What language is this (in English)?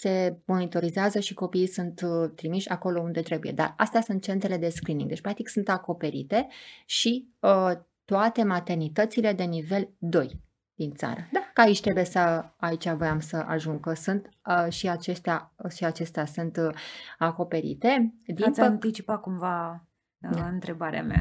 Romanian